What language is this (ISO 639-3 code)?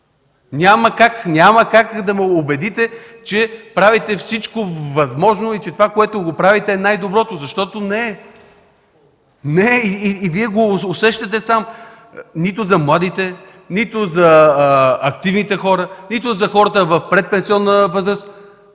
bul